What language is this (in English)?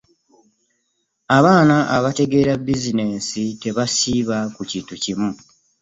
Ganda